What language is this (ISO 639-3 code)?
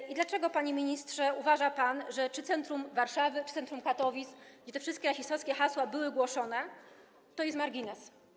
pol